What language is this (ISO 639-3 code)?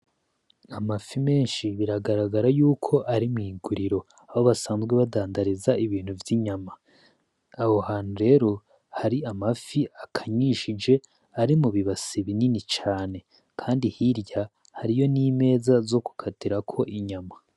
run